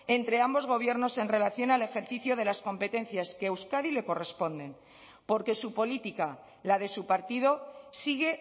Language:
Spanish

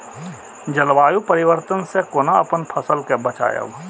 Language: Maithili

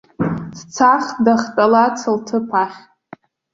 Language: Abkhazian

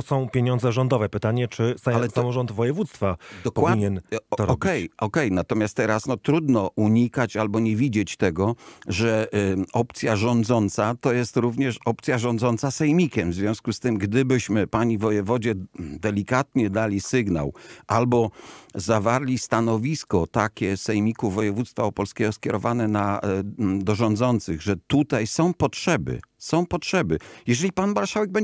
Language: Polish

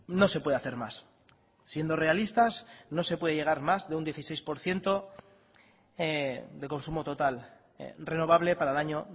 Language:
Spanish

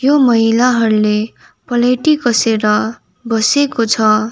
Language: Nepali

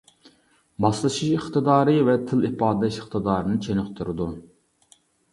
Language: Uyghur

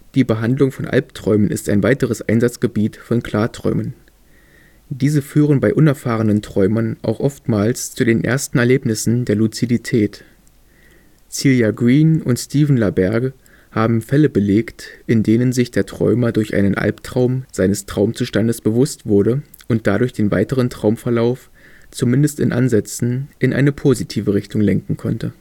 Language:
German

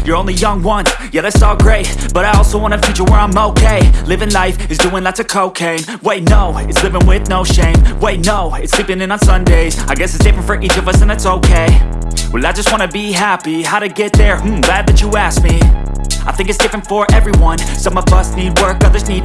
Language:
English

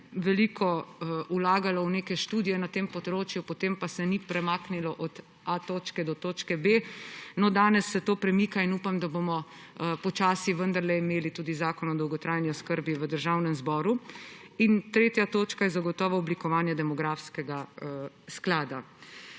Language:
Slovenian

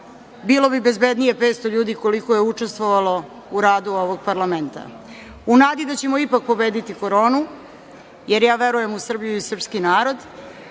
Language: Serbian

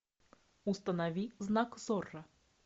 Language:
Russian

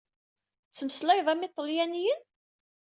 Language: Kabyle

